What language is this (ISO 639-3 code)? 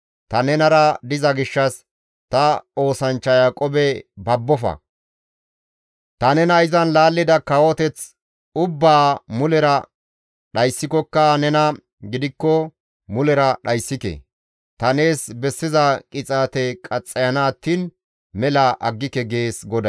gmv